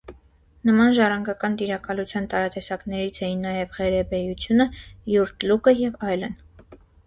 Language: Armenian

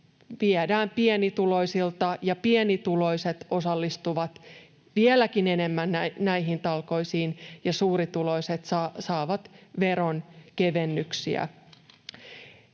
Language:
Finnish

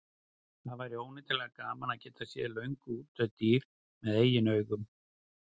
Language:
Icelandic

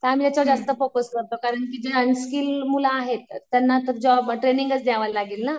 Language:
Marathi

